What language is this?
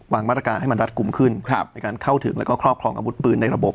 Thai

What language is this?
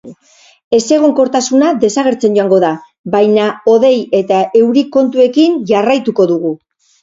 Basque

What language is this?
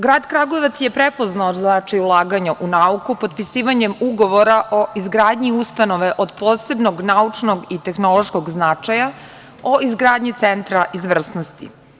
Serbian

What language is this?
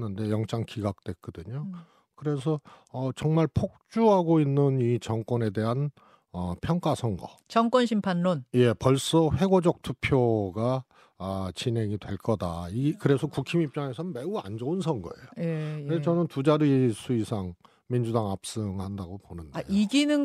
Korean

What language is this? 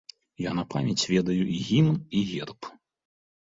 Belarusian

